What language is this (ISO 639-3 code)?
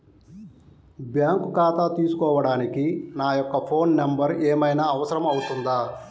tel